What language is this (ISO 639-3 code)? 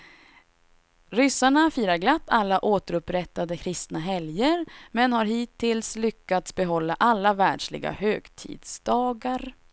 swe